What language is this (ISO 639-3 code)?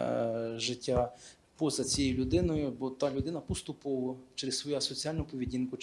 ukr